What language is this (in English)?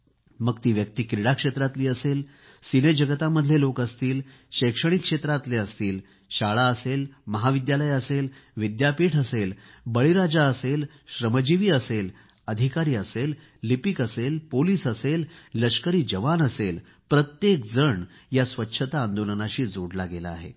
Marathi